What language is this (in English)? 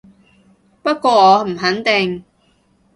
Cantonese